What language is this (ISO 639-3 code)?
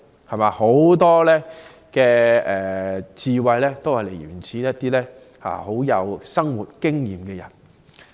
yue